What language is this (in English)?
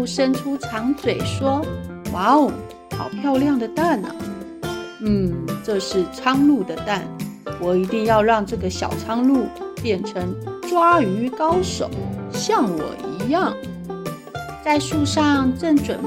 Chinese